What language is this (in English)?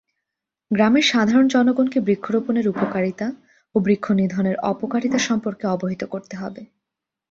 Bangla